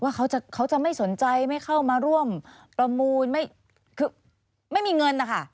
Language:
Thai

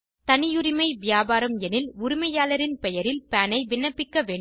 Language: Tamil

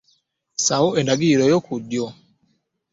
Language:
Ganda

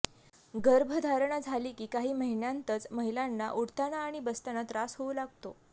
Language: Marathi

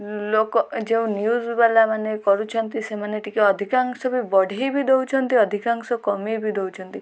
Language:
Odia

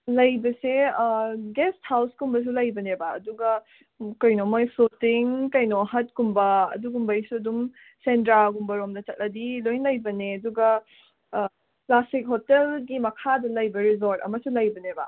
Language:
Manipuri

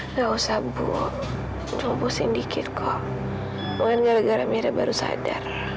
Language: Indonesian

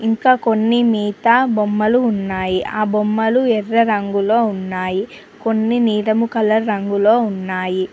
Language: Telugu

